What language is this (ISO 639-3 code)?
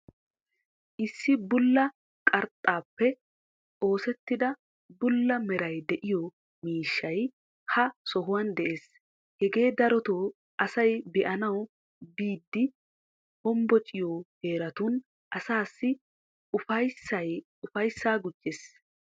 wal